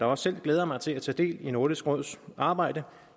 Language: Danish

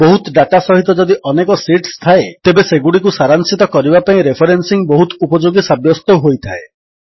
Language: Odia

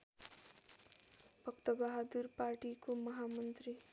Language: Nepali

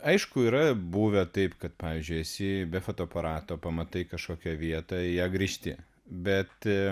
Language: Lithuanian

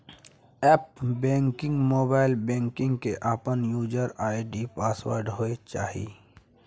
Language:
Maithili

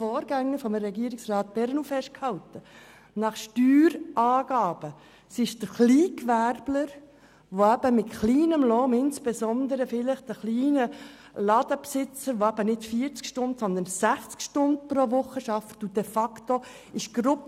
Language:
Swiss German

